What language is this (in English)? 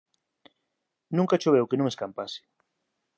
Galician